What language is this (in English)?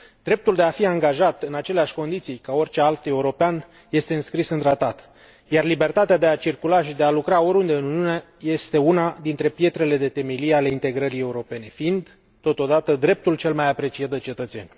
Romanian